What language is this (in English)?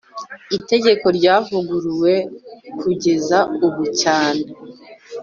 Kinyarwanda